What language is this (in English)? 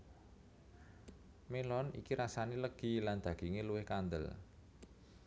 Javanese